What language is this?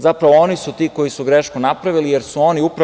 Serbian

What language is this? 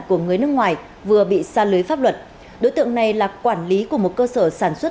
Vietnamese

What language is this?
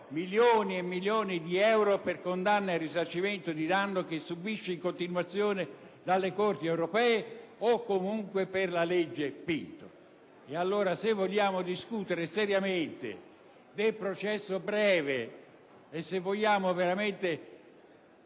Italian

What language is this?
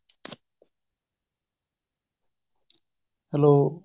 Punjabi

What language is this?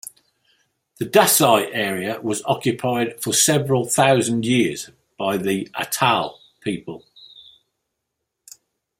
English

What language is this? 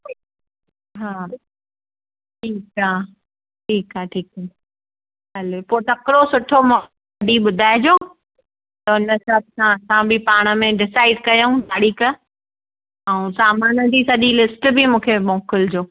Sindhi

